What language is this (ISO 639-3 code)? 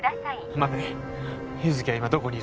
jpn